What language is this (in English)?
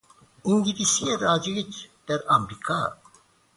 Persian